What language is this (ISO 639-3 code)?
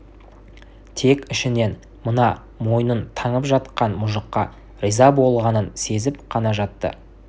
kaz